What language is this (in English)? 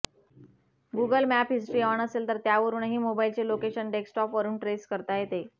Marathi